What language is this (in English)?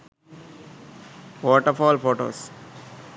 Sinhala